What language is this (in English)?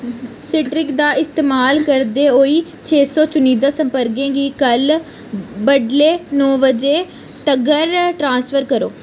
Dogri